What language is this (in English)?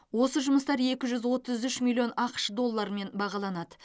Kazakh